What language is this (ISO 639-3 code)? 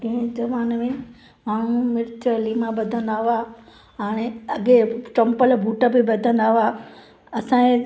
snd